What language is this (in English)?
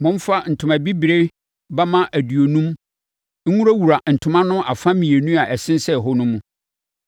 Akan